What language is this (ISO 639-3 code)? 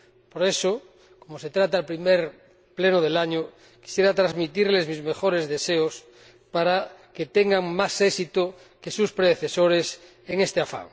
spa